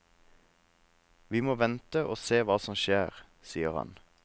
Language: Norwegian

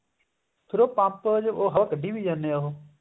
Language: Punjabi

